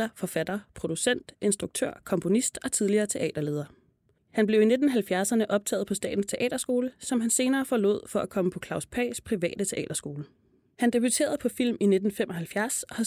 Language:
Danish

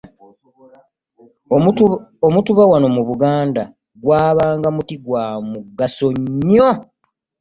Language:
Ganda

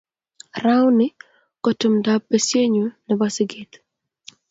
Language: Kalenjin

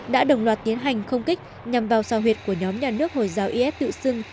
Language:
Vietnamese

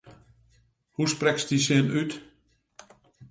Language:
Western Frisian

